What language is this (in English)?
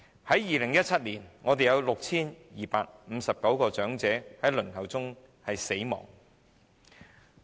Cantonese